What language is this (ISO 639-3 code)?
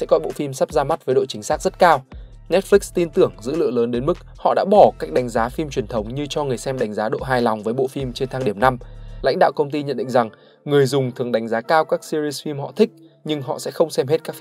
vie